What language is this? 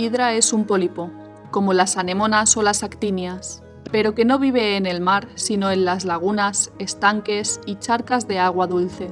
Spanish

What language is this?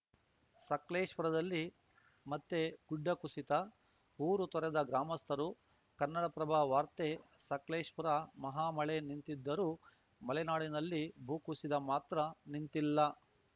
Kannada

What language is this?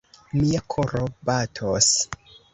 Esperanto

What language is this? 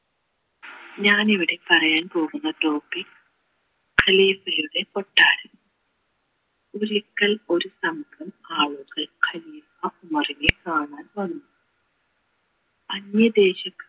Malayalam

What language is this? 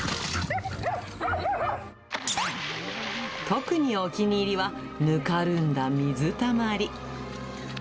Japanese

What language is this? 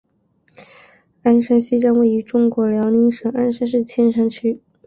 Chinese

